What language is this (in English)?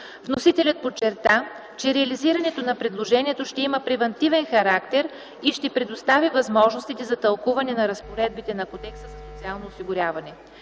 Bulgarian